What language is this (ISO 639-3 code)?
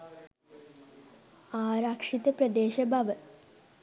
sin